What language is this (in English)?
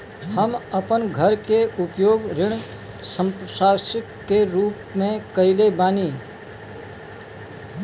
Bhojpuri